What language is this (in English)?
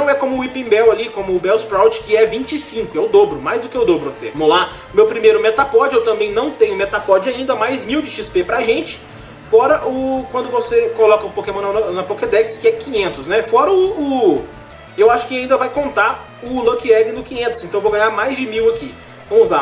Portuguese